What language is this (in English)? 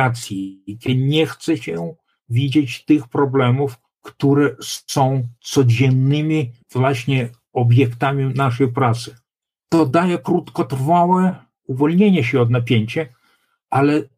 Polish